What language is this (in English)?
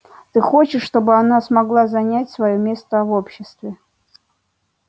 Russian